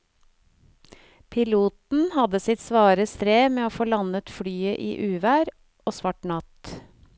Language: Norwegian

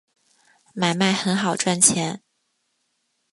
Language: Chinese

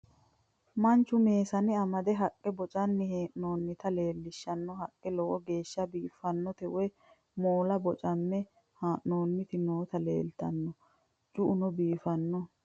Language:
Sidamo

